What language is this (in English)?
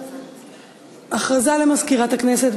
Hebrew